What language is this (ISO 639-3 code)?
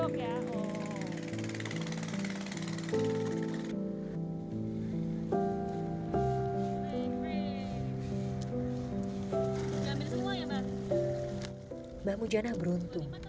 ind